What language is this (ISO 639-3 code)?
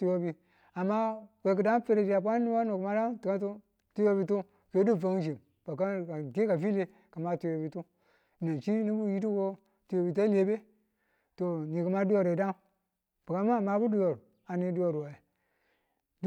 tul